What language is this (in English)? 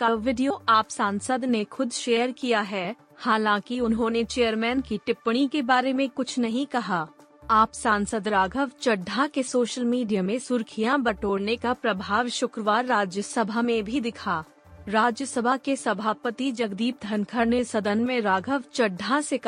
Hindi